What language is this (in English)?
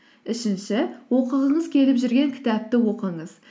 Kazakh